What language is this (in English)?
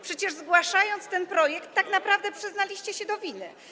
Polish